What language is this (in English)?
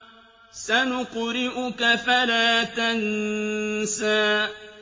Arabic